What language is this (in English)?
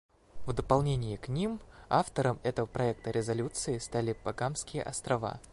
Russian